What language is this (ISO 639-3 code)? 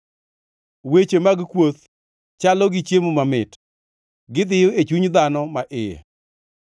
luo